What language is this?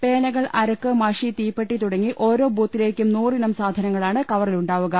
Malayalam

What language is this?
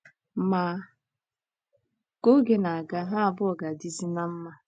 Igbo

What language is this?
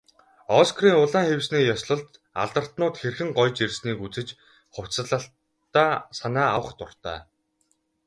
Mongolian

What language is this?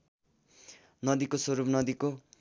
Nepali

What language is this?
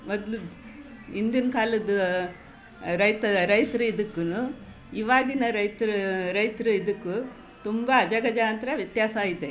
Kannada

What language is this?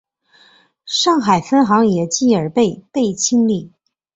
Chinese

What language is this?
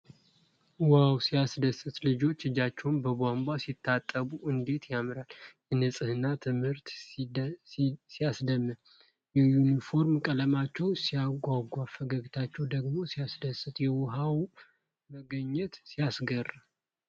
Amharic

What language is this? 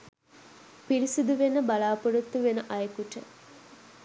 Sinhala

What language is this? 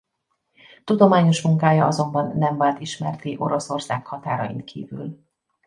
Hungarian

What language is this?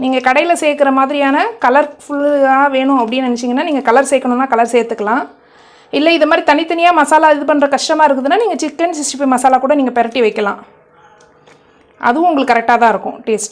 English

